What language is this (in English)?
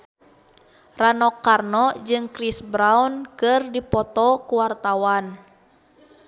Sundanese